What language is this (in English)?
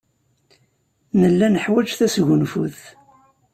Kabyle